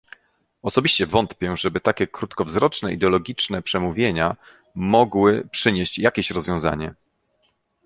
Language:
Polish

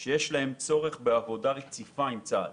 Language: Hebrew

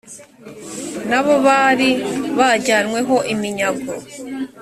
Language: Kinyarwanda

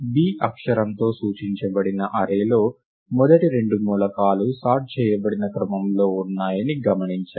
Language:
Telugu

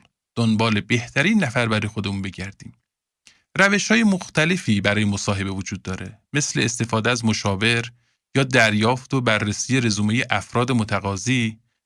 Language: Persian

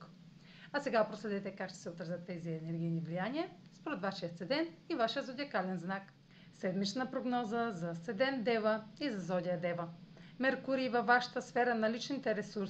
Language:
Bulgarian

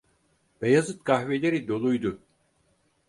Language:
Turkish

